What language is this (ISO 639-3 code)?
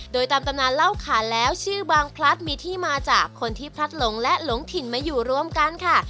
tha